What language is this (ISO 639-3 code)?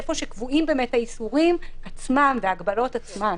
heb